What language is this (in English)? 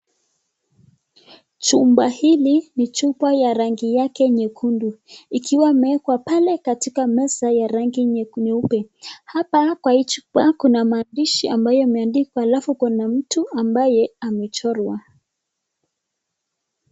Swahili